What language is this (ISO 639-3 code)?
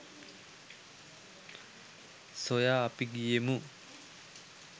sin